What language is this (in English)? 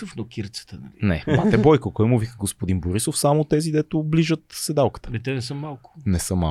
Bulgarian